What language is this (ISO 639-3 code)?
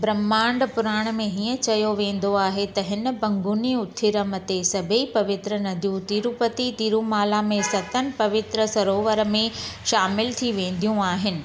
snd